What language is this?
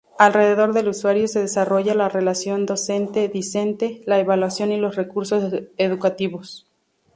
Spanish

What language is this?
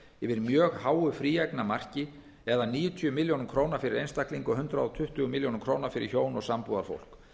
Icelandic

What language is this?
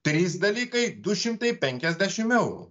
Lithuanian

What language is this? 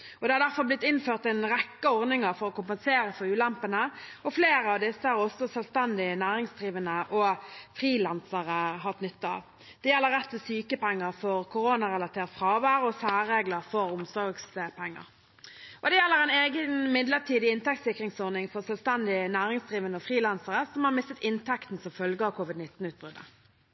Norwegian Bokmål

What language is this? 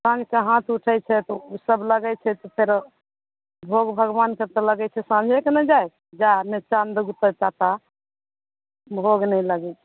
Maithili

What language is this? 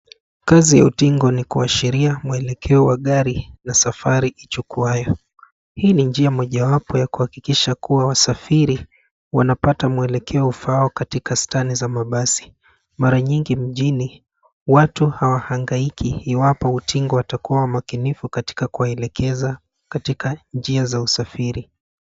Swahili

